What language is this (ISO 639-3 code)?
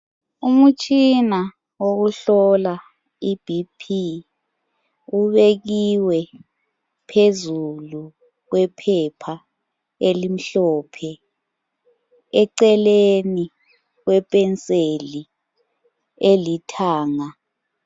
nde